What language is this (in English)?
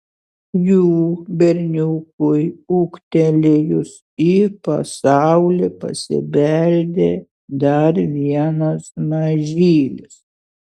Lithuanian